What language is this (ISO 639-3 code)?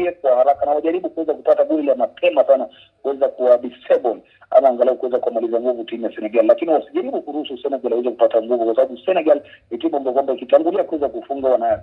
swa